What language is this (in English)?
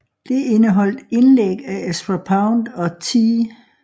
Danish